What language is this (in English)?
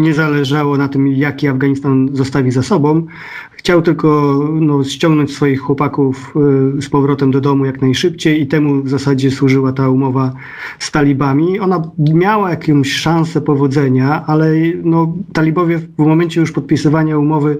Polish